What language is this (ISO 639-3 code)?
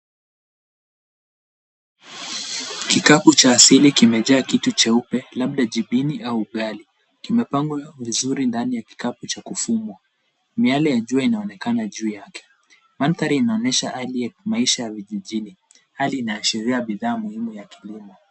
swa